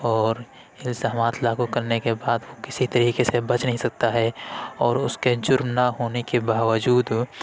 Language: Urdu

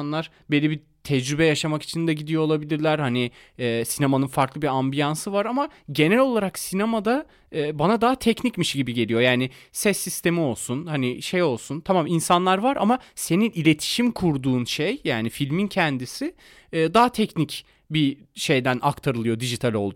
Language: Turkish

